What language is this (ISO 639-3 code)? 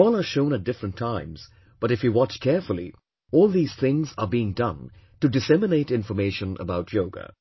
eng